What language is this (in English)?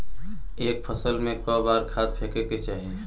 Bhojpuri